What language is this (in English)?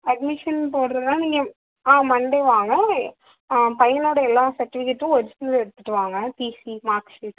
Tamil